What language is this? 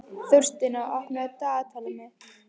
Icelandic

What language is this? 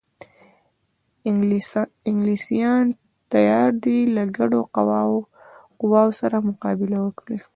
Pashto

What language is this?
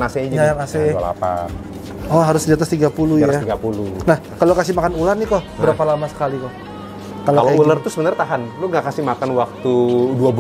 Indonesian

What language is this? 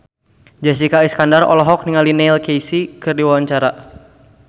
Sundanese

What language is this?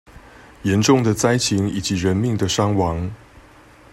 Chinese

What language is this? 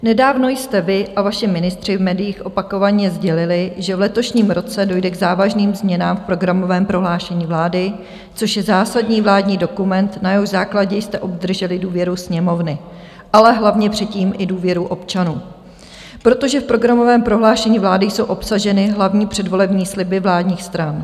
Czech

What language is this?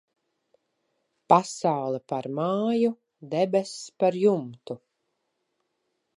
Latvian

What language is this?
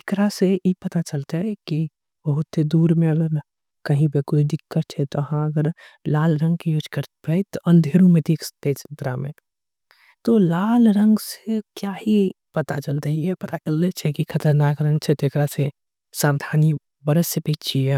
Angika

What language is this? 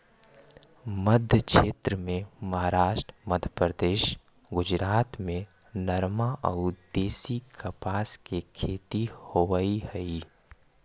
Magahi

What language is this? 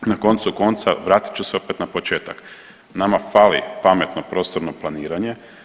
Croatian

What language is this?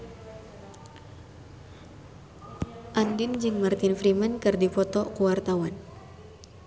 Sundanese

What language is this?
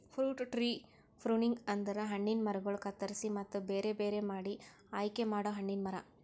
Kannada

